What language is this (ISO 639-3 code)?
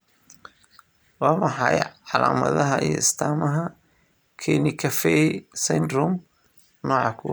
som